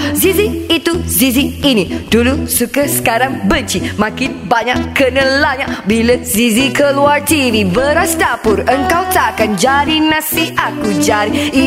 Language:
Malay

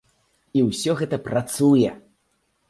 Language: Belarusian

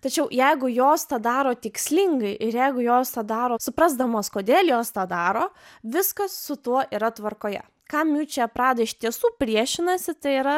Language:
Lithuanian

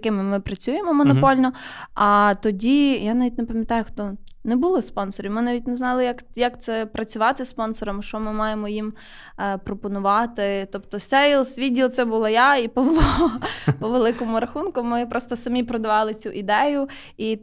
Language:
Ukrainian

